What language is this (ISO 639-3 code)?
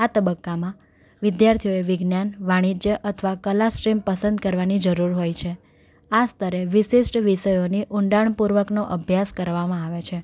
guj